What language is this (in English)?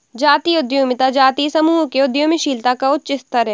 Hindi